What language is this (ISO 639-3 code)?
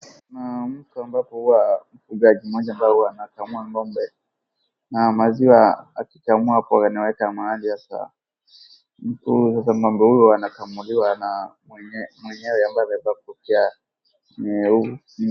swa